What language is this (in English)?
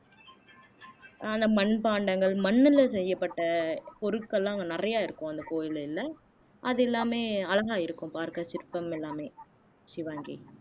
Tamil